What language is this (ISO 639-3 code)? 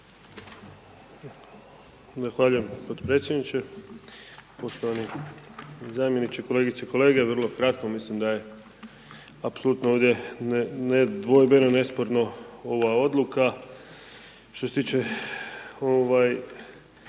hrv